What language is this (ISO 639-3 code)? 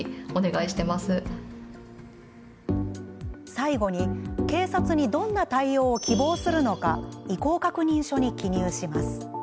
jpn